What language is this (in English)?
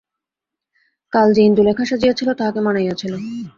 Bangla